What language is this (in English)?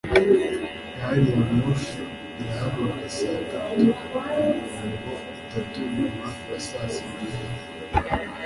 Kinyarwanda